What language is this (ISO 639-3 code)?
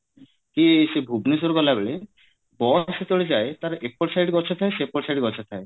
ori